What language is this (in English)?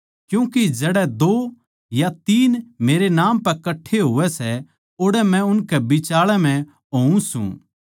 Haryanvi